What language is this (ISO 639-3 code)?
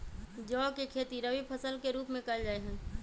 mag